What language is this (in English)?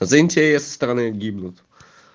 Russian